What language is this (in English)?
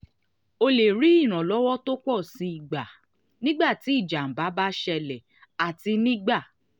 Yoruba